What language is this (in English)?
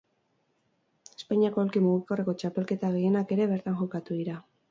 Basque